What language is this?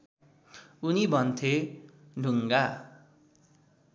Nepali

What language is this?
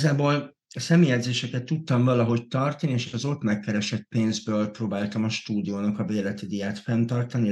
Hungarian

